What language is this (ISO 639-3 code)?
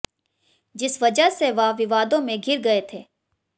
hin